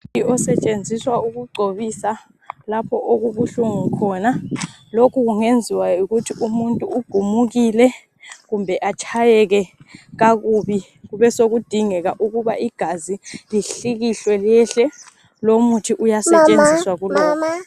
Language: North Ndebele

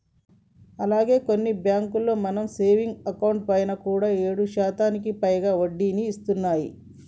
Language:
Telugu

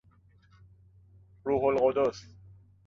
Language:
Persian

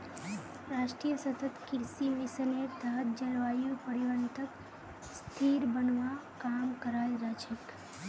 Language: Magahi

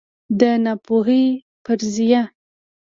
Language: Pashto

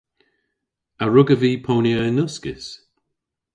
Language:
Cornish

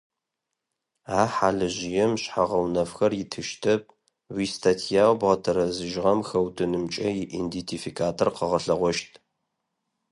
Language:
Adyghe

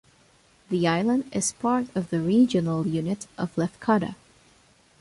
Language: English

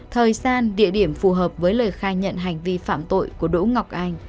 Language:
Vietnamese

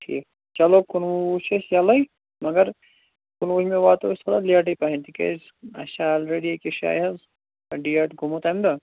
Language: Kashmiri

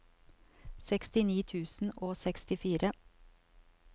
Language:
Norwegian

